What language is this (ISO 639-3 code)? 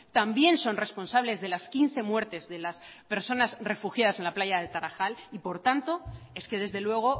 spa